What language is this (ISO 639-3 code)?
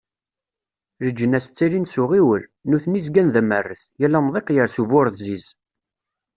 kab